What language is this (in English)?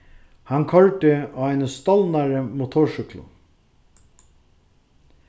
Faroese